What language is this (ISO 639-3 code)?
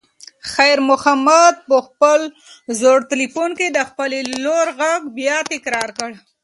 pus